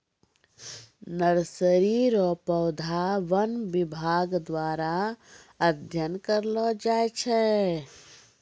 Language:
Maithili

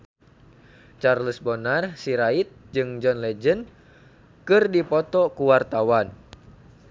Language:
Sundanese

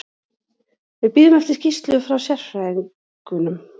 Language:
Icelandic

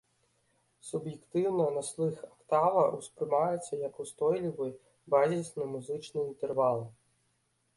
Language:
Belarusian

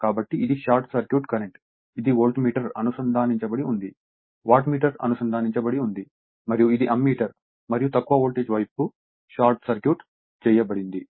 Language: Telugu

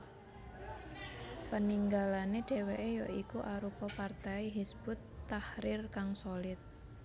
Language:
Javanese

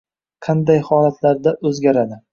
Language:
Uzbek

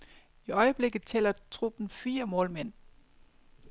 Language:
Danish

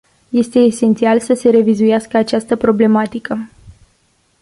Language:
Romanian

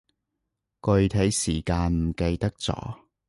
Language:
Cantonese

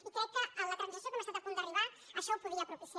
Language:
Catalan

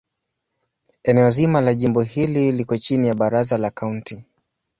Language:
Swahili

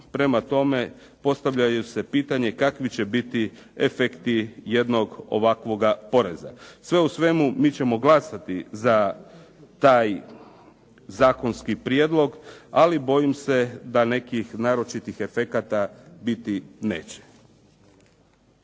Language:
Croatian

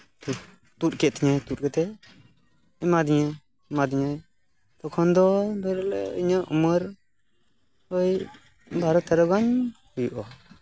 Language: Santali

